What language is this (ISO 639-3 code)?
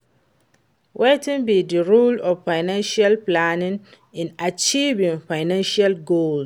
pcm